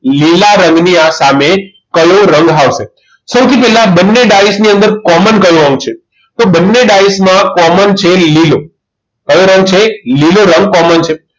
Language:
Gujarati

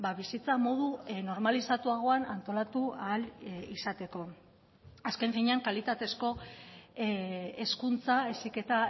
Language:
Basque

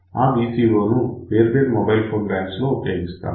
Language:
Telugu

